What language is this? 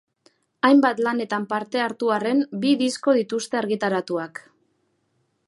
Basque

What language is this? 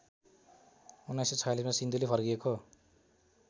Nepali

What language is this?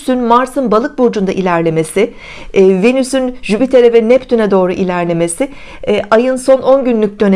Turkish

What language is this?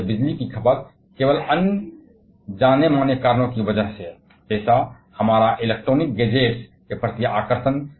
Hindi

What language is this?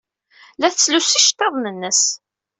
Kabyle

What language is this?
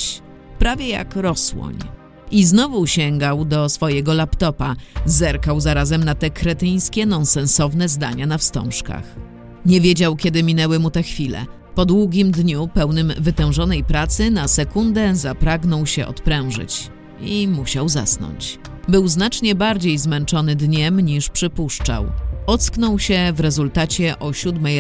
Polish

